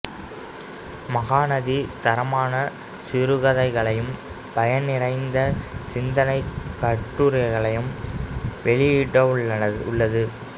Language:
Tamil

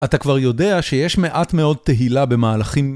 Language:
Hebrew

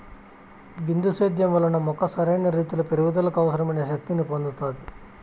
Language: Telugu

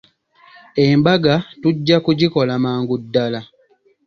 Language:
Ganda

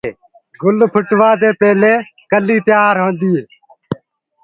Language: Gurgula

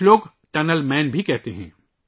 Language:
Urdu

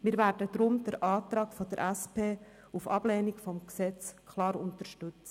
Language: Swiss German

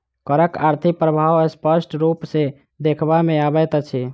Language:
Maithili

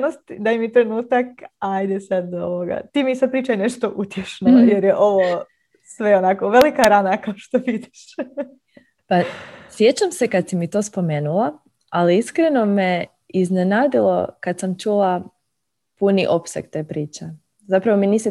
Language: Croatian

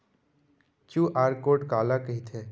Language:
Chhattisgarhi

